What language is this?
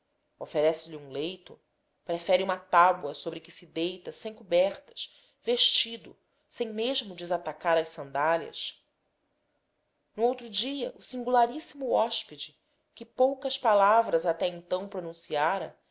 Portuguese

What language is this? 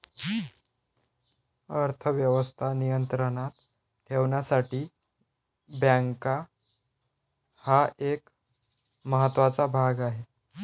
Marathi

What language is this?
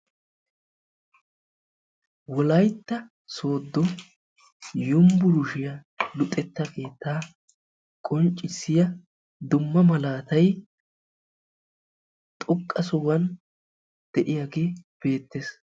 Wolaytta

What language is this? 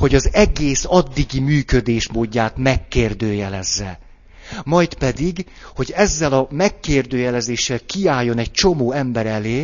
Hungarian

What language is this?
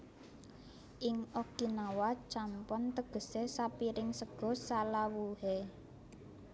Javanese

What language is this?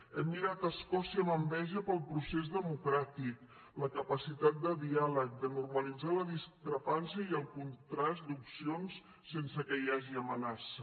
Catalan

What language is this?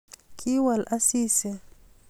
Kalenjin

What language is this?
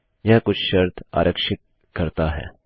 Hindi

